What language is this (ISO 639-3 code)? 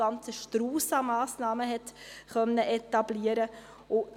gsw